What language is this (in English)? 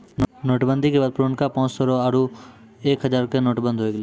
Maithili